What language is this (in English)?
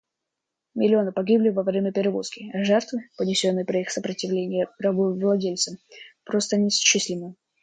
Russian